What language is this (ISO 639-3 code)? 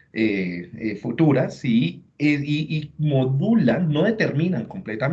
spa